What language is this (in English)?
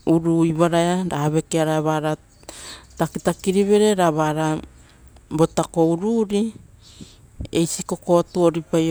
Rotokas